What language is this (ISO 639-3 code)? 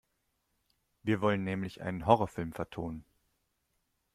deu